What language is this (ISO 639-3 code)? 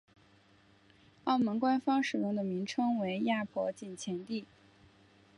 zho